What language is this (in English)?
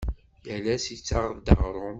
Kabyle